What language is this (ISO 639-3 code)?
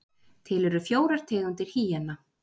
isl